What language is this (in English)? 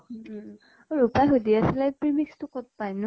Assamese